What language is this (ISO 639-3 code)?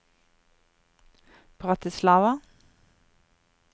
nor